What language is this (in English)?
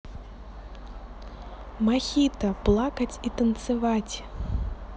Russian